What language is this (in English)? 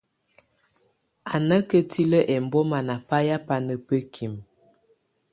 Tunen